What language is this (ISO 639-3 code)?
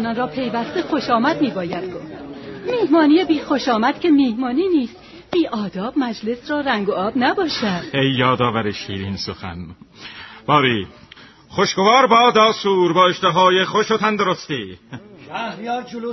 fas